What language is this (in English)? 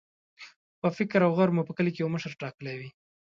Pashto